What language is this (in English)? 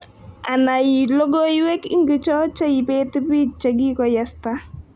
Kalenjin